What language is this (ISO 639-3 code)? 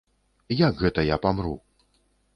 bel